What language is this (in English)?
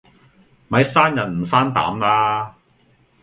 Cantonese